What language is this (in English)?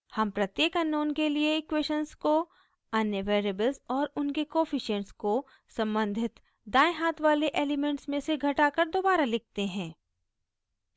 Hindi